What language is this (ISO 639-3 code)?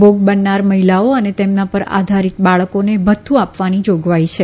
guj